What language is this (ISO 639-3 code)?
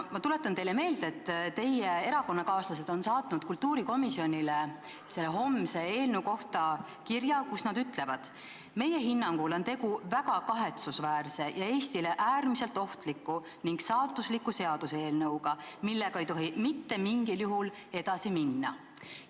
est